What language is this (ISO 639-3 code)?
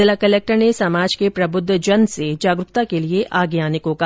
hin